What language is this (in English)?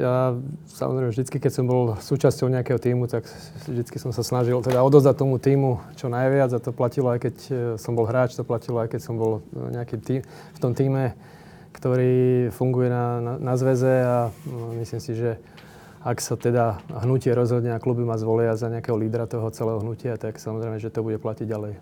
Slovak